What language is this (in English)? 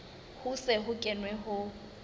Southern Sotho